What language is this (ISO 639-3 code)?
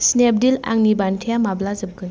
brx